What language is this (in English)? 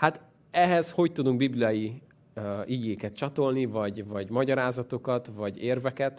Hungarian